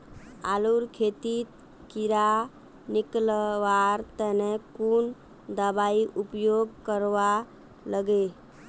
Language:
Magahi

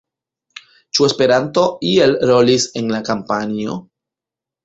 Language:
Esperanto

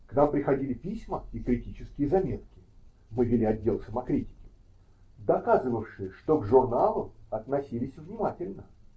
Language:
Russian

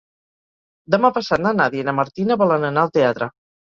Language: Catalan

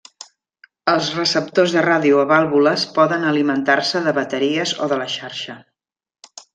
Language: Catalan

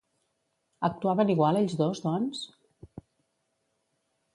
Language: Catalan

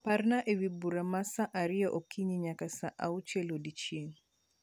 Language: Luo (Kenya and Tanzania)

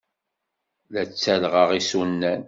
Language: Kabyle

